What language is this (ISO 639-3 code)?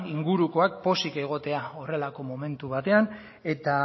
eus